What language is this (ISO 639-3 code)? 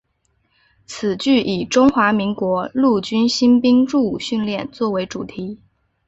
zho